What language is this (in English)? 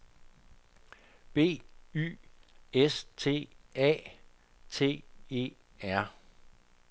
Danish